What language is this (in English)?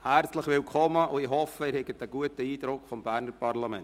Swiss German